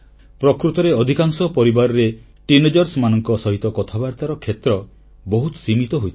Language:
Odia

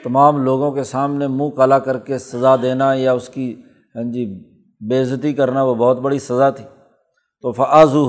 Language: Urdu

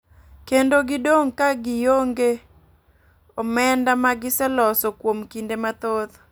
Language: Luo (Kenya and Tanzania)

